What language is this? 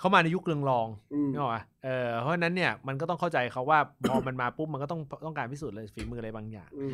Thai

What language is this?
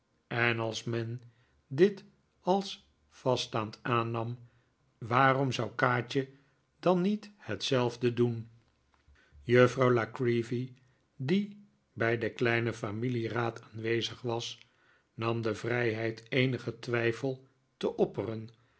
Dutch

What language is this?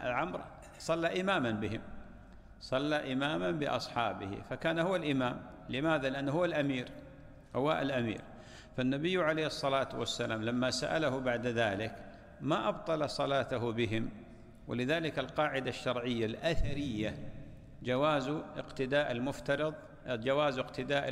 Arabic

